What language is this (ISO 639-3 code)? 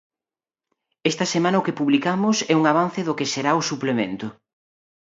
glg